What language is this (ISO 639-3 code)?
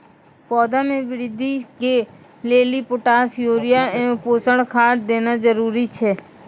mai